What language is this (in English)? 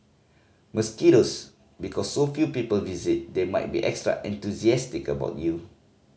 English